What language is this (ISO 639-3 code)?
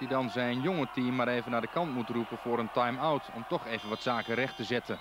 nld